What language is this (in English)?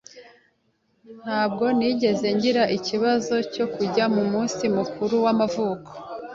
Kinyarwanda